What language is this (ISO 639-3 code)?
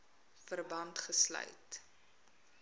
afr